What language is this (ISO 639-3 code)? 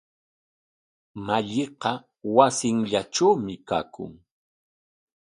qwa